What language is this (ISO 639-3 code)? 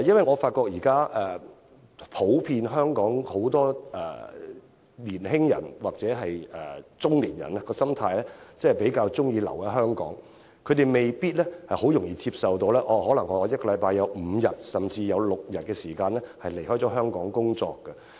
yue